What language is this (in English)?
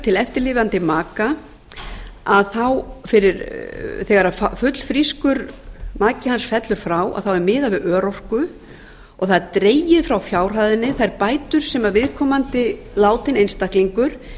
Icelandic